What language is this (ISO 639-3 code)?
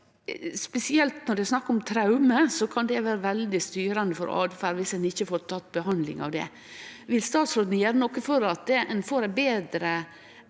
nor